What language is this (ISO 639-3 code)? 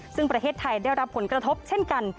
tha